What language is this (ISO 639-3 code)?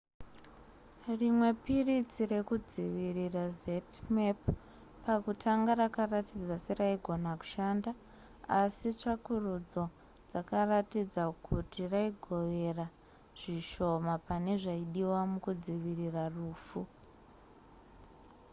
sna